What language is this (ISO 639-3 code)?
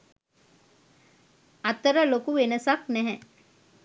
sin